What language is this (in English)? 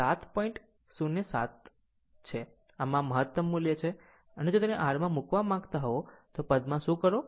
Gujarati